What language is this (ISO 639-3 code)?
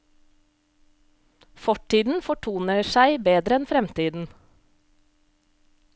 nor